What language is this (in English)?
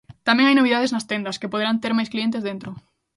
Galician